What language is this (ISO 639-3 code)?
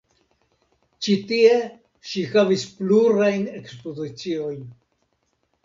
epo